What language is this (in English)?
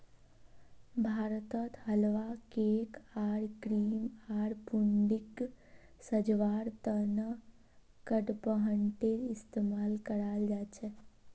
Magahi